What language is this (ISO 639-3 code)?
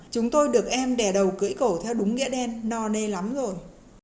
vie